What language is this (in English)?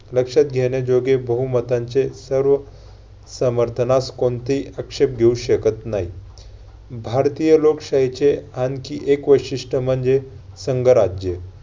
Marathi